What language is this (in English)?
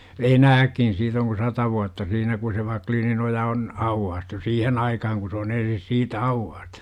Finnish